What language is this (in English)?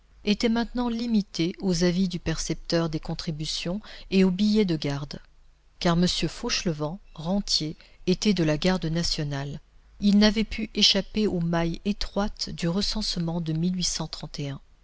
French